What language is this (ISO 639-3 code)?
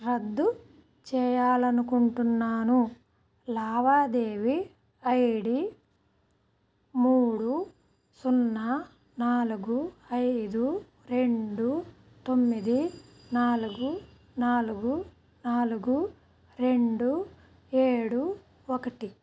tel